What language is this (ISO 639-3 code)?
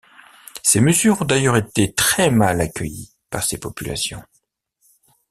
fra